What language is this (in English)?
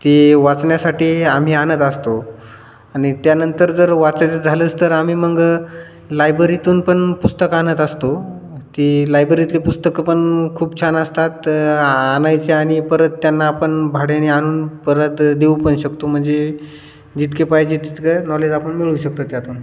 Marathi